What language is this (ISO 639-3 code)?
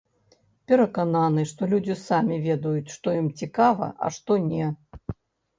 bel